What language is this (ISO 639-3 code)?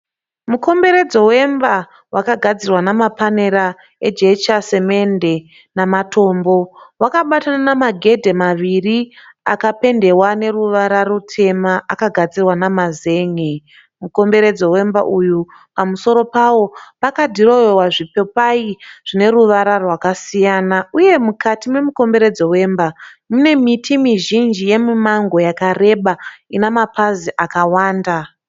sna